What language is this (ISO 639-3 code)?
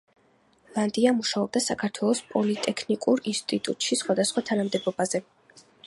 kat